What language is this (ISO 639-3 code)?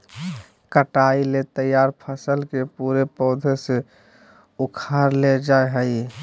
mag